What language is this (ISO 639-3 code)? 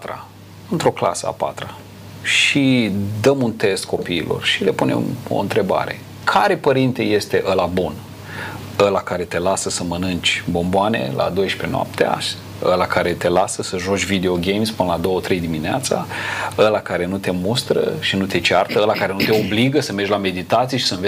ron